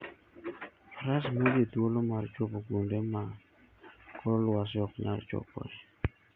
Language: Luo (Kenya and Tanzania)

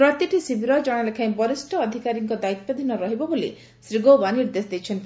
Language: Odia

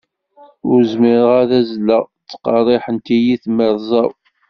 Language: Kabyle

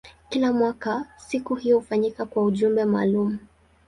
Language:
Swahili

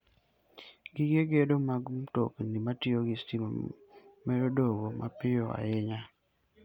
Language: Luo (Kenya and Tanzania)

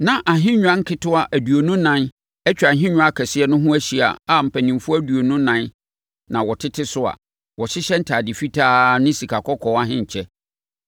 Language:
Akan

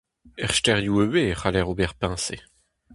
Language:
Breton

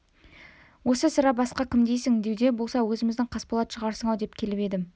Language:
Kazakh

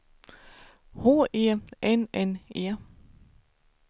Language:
Swedish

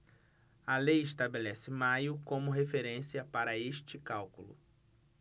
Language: Portuguese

